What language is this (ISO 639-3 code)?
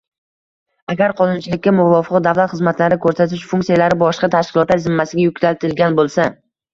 uzb